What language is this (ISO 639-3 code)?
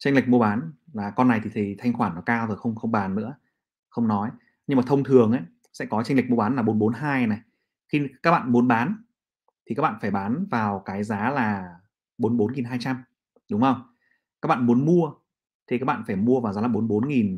vie